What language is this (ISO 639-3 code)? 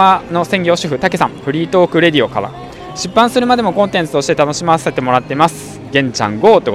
jpn